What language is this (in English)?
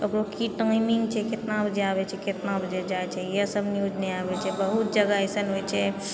Maithili